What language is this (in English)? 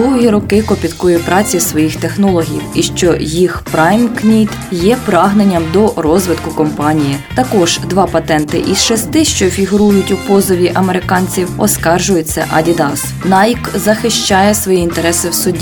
Ukrainian